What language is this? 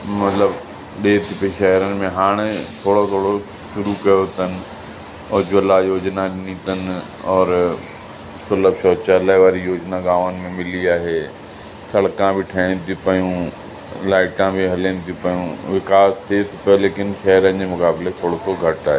Sindhi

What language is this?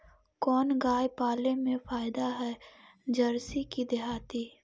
Magahi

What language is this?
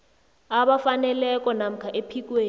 South Ndebele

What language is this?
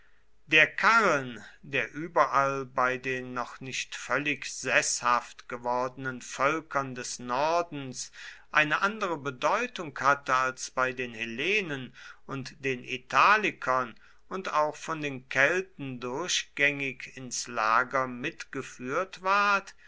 German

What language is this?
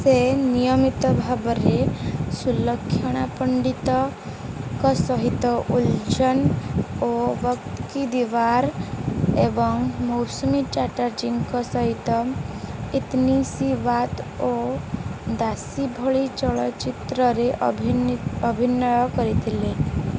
Odia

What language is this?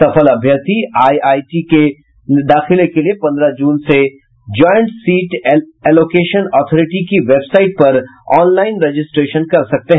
Hindi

